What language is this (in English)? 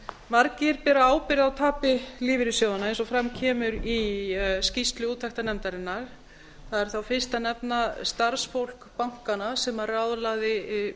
Icelandic